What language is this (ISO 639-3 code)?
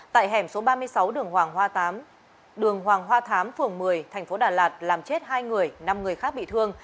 vie